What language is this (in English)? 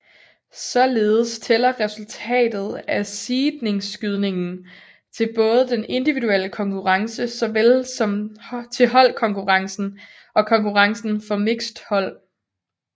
Danish